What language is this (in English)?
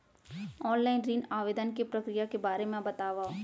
Chhattisgarhi